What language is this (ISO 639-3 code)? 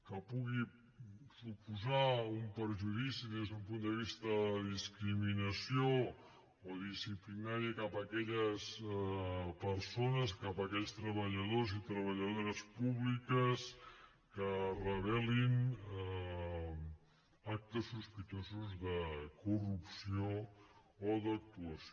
cat